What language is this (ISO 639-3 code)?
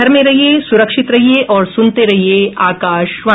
hin